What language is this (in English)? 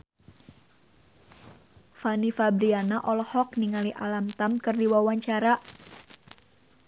Sundanese